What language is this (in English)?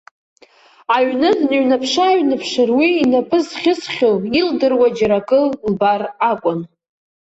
Abkhazian